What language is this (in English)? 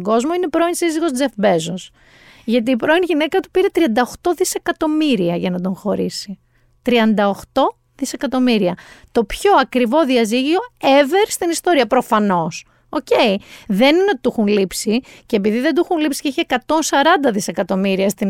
Greek